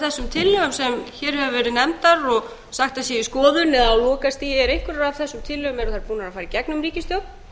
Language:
Icelandic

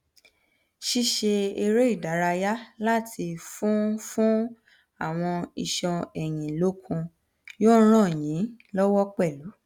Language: Yoruba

